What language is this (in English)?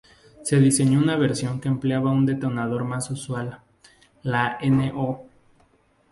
Spanish